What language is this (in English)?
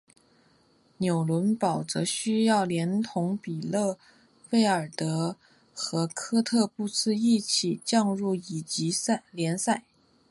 Chinese